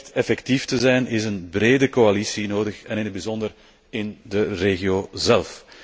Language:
Dutch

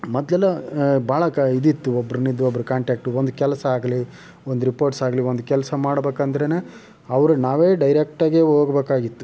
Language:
Kannada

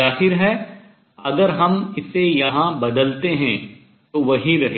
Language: Hindi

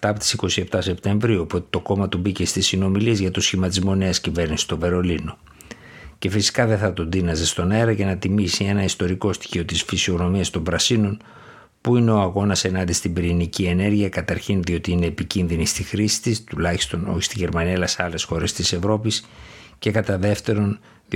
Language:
Greek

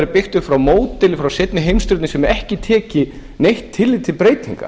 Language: Icelandic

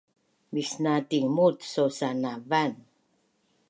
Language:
Bunun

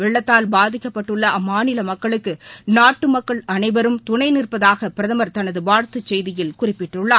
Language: Tamil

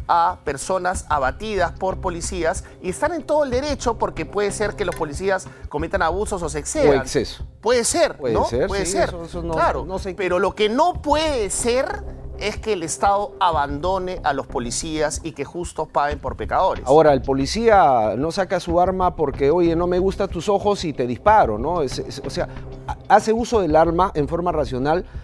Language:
Spanish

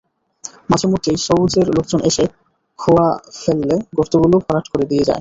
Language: Bangla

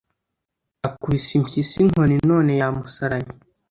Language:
Kinyarwanda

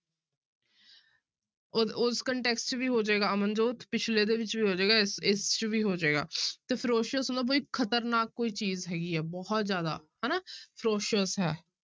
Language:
Punjabi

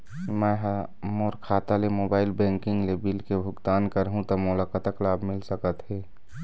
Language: Chhattisgarhi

